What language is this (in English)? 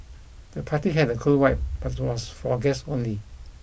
English